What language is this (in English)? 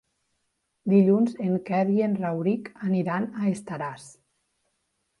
Catalan